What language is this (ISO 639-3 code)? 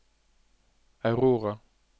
nor